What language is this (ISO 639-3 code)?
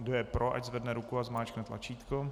ces